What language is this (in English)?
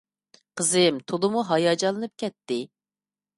Uyghur